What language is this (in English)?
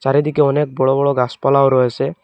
Bangla